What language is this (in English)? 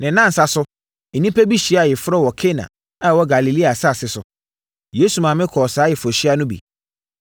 Akan